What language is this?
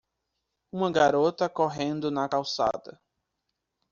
Portuguese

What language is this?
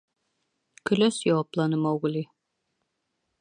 Bashkir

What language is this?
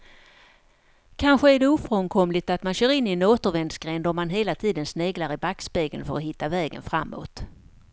Swedish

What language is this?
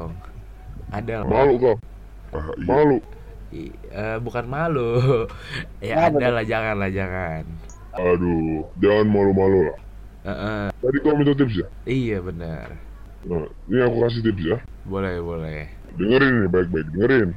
Indonesian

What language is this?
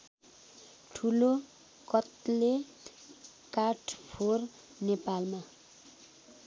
Nepali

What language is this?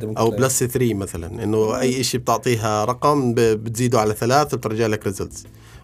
Arabic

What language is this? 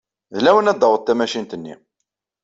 Kabyle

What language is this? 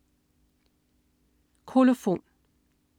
Danish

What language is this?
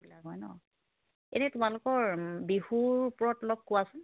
Assamese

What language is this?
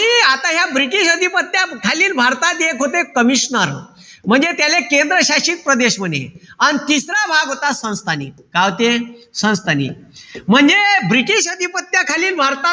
Marathi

